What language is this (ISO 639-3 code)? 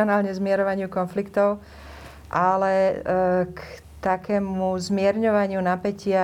slk